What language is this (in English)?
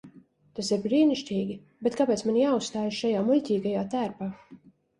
Latvian